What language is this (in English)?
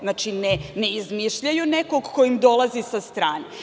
Serbian